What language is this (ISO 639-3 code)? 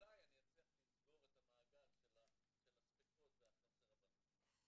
heb